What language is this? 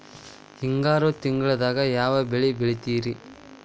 Kannada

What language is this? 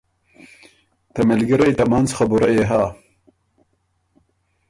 Ormuri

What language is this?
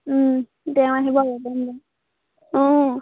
Assamese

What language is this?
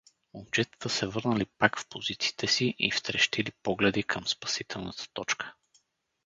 Bulgarian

